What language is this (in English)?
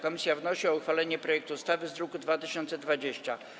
Polish